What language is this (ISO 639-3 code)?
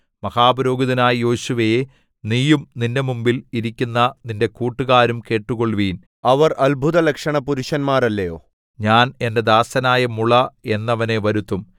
mal